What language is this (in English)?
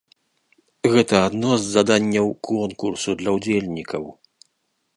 Belarusian